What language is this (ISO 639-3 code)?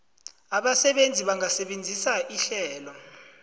nbl